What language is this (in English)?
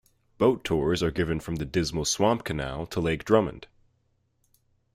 English